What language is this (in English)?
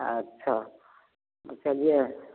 Maithili